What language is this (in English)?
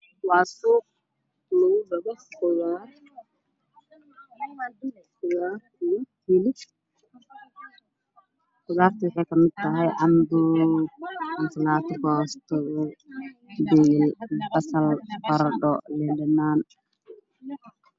Somali